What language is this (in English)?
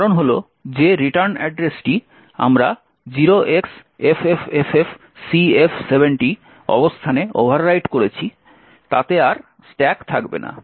Bangla